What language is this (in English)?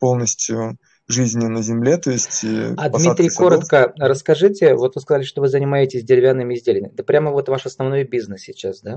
Russian